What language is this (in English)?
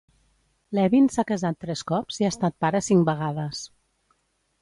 Catalan